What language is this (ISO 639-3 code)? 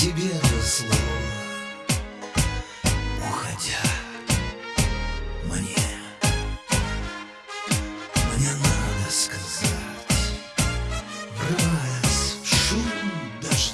spa